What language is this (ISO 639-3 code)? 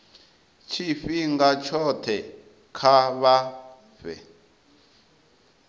ven